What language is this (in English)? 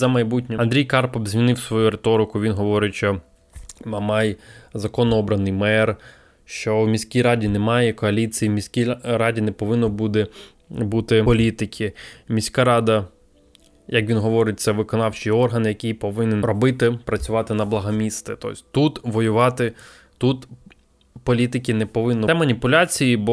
Ukrainian